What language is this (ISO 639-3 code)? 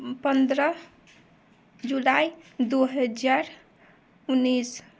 mai